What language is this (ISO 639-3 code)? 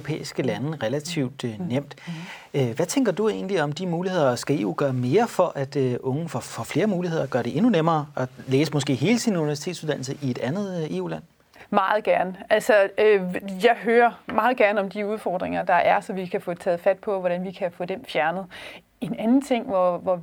dan